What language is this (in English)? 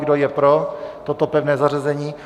Czech